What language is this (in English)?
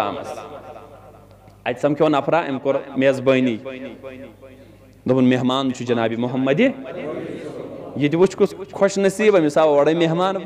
Arabic